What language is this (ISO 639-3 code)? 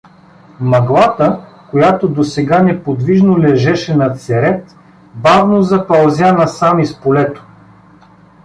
bul